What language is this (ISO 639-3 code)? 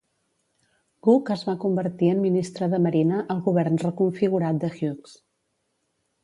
cat